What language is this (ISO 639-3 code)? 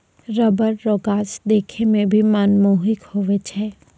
mai